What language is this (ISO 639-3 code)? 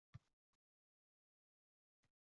uzb